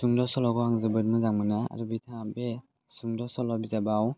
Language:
Bodo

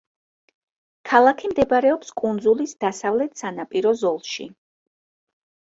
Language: Georgian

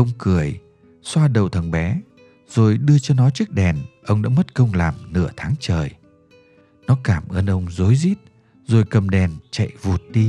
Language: Vietnamese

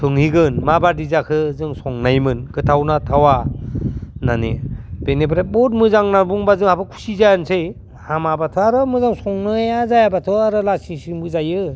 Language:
Bodo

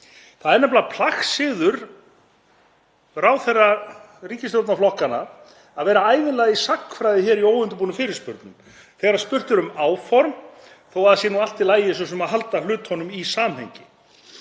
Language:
Icelandic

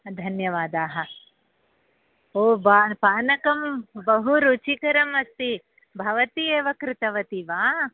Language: Sanskrit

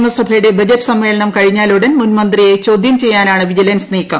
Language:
Malayalam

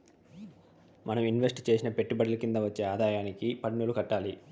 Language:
Telugu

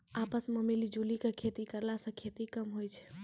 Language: Maithili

